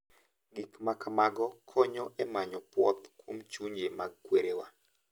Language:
Luo (Kenya and Tanzania)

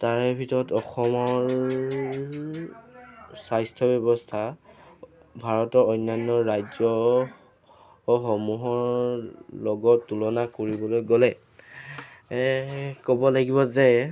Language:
Assamese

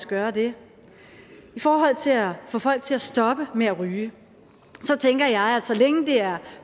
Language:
Danish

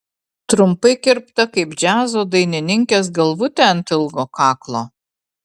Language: Lithuanian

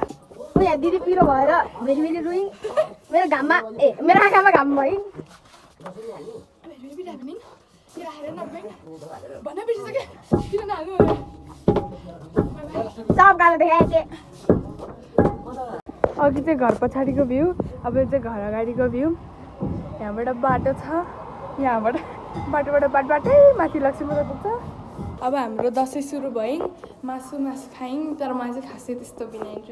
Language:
Hindi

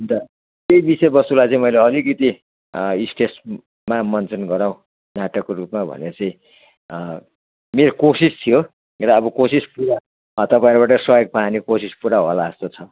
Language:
Nepali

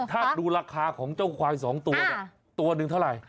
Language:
Thai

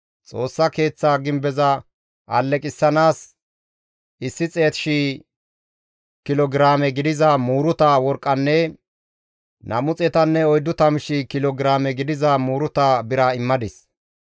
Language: Gamo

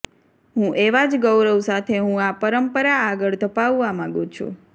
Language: Gujarati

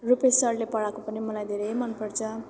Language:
Nepali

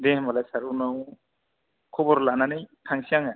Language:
Bodo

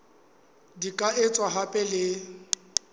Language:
Southern Sotho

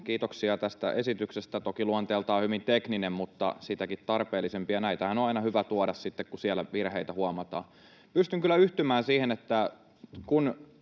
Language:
Finnish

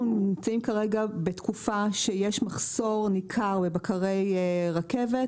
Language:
Hebrew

